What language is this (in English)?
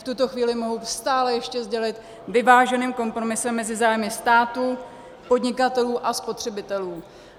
Czech